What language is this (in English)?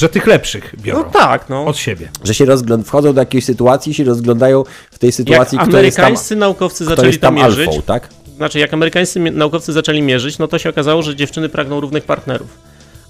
Polish